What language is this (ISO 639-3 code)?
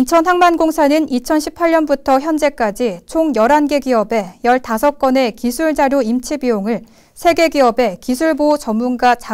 kor